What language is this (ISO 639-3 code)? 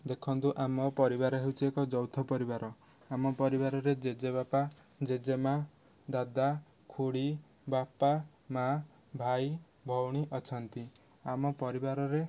ori